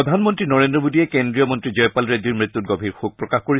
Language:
Assamese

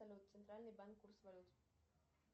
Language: Russian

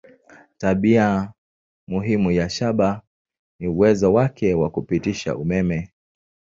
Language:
Swahili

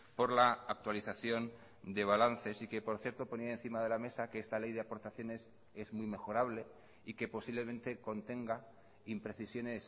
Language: Spanish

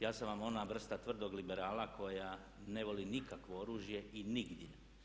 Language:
Croatian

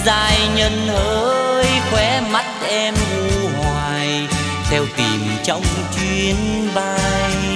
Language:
Vietnamese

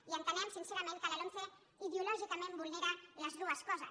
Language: Catalan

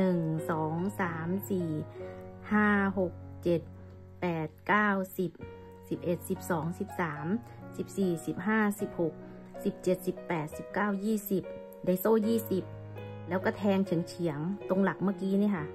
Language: Thai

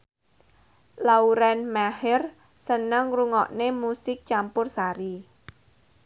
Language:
Javanese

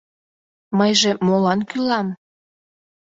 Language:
Mari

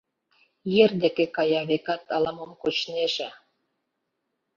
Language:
Mari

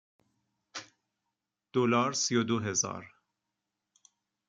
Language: Persian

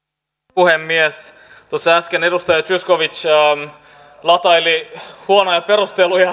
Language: Finnish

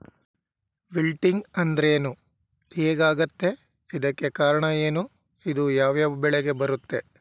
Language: Kannada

